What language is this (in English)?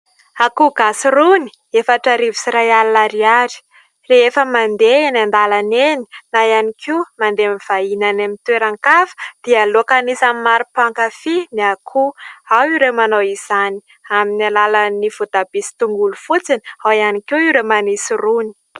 Malagasy